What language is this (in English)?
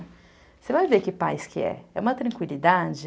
Portuguese